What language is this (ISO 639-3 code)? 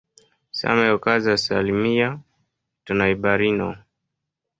epo